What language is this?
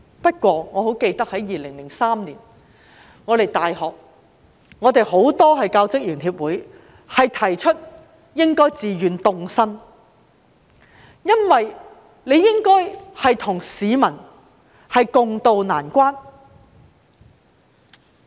Cantonese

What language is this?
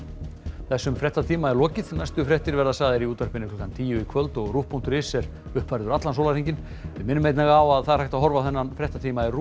Icelandic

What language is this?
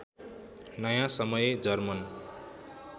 Nepali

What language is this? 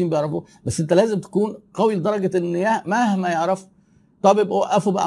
Arabic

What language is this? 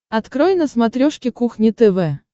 Russian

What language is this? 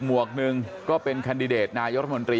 Thai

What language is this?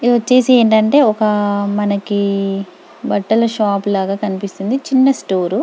Telugu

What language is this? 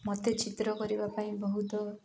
Odia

